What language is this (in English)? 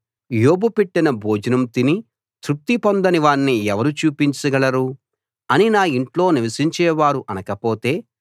Telugu